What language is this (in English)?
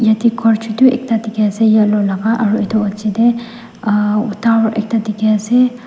Naga Pidgin